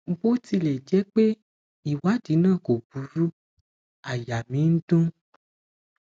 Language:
Yoruba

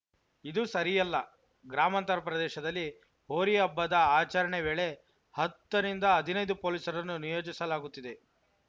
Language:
Kannada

